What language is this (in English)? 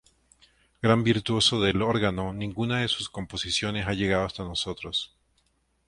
Spanish